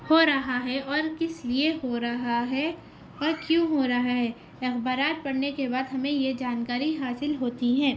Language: Urdu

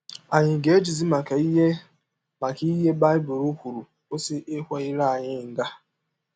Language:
Igbo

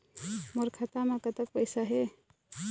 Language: Chhattisgarhi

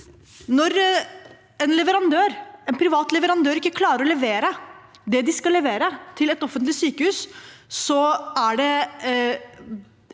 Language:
Norwegian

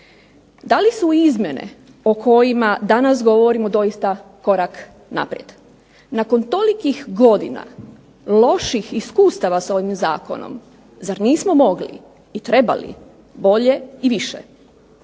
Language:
Croatian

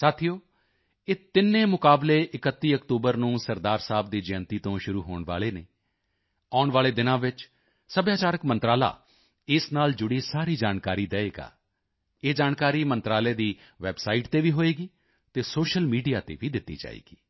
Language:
Punjabi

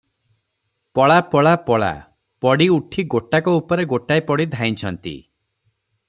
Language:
Odia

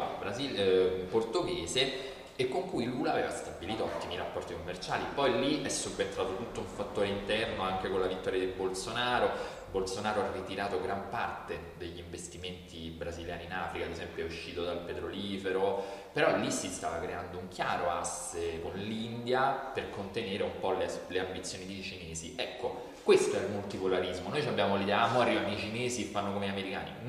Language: Italian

